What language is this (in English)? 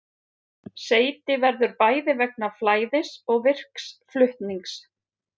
Icelandic